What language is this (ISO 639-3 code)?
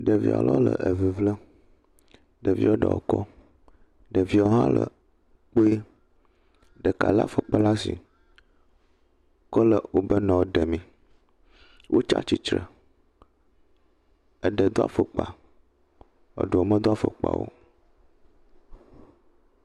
ewe